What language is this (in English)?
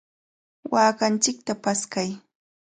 Cajatambo North Lima Quechua